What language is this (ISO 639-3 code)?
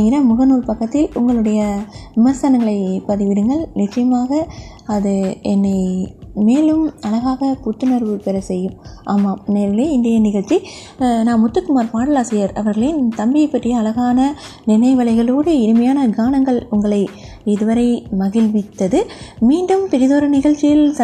tam